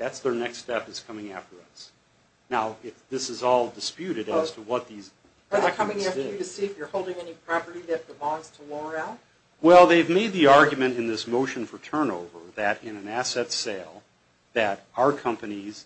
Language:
English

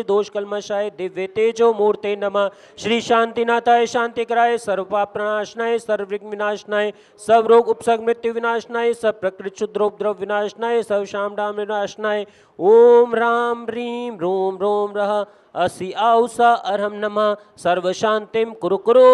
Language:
Hindi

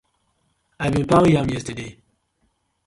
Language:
Nigerian Pidgin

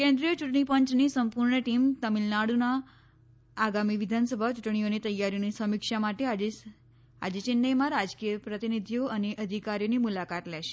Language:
Gujarati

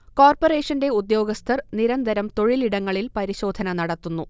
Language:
Malayalam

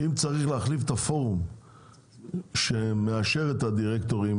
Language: Hebrew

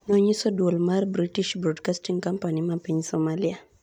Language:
Luo (Kenya and Tanzania)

